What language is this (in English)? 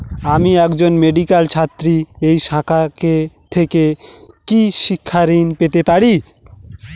Bangla